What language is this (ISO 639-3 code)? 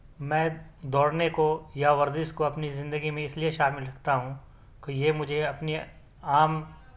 urd